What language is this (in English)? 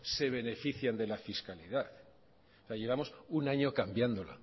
Spanish